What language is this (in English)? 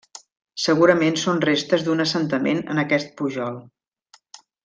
Catalan